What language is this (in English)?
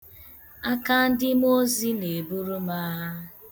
Igbo